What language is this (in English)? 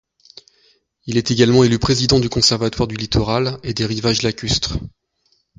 French